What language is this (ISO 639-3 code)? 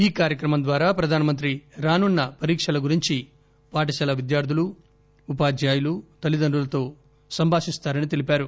tel